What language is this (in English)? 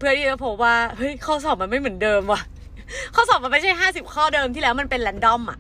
Thai